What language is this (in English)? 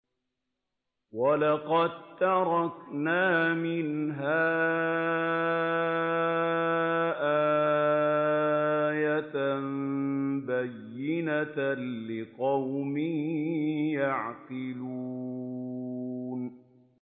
Arabic